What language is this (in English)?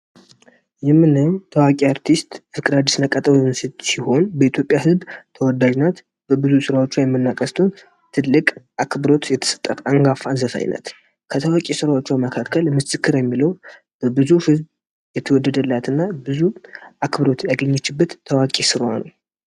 Amharic